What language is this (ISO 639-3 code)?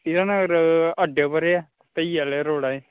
doi